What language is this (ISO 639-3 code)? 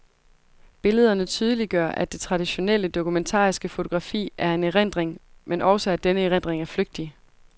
dan